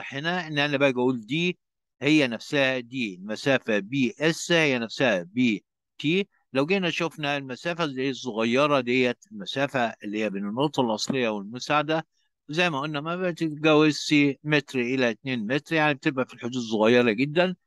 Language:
Arabic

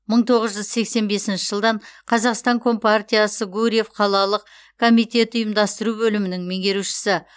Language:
Kazakh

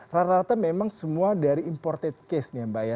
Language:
Indonesian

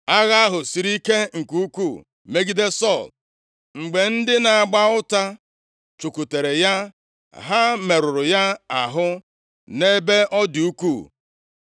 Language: Igbo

